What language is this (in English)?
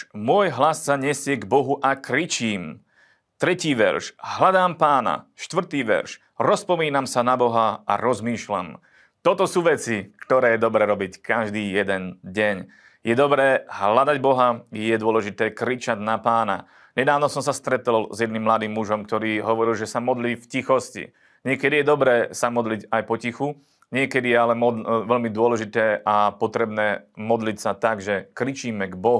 Slovak